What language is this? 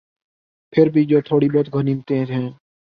Urdu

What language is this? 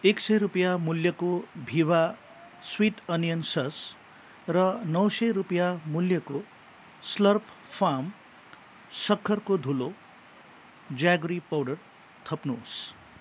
Nepali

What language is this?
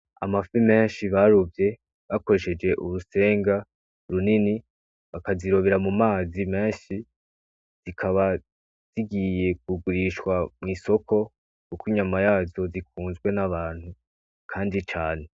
Rundi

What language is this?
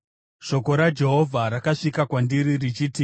Shona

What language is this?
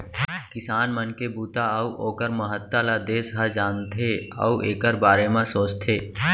Chhattisgarhi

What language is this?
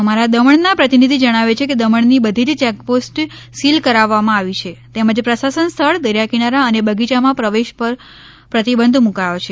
Gujarati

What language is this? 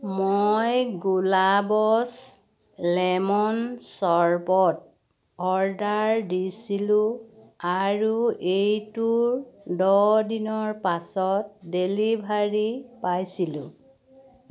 Assamese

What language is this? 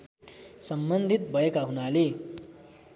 Nepali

